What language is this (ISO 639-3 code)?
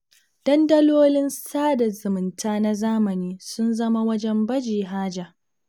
hau